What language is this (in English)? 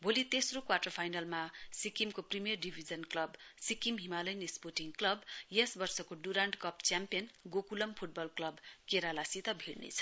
Nepali